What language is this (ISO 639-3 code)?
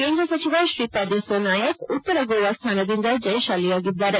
kan